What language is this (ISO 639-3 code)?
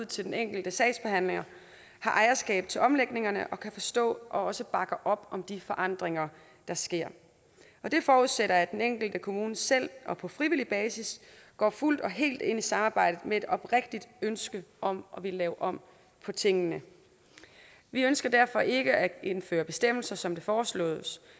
dan